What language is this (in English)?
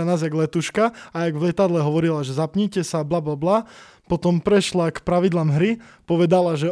Slovak